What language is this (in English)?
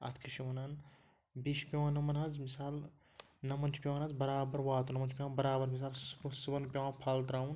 Kashmiri